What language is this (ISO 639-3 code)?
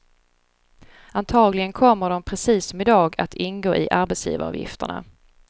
swe